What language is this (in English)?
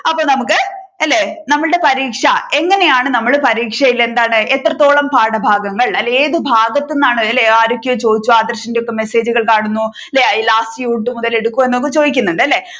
Malayalam